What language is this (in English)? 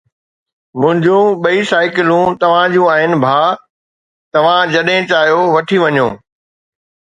Sindhi